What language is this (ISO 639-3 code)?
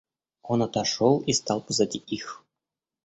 rus